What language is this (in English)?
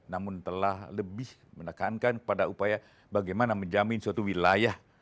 Indonesian